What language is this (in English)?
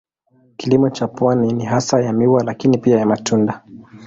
Swahili